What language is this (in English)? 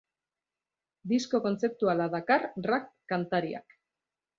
Basque